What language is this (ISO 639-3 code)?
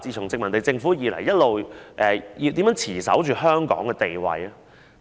yue